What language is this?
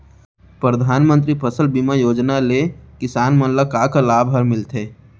Chhattisgarhi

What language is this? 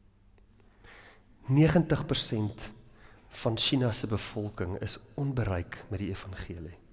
Dutch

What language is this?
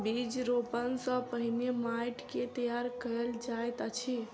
Maithili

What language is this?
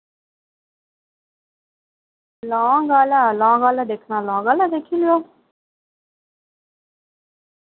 Dogri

